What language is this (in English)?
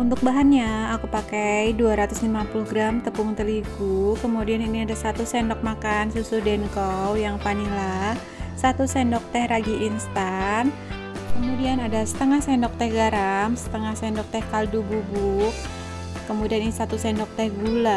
Indonesian